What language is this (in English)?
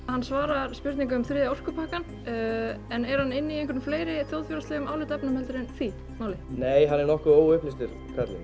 Icelandic